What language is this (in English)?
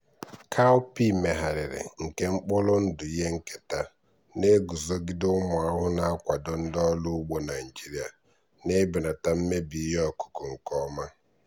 Igbo